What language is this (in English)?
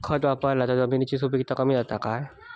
Marathi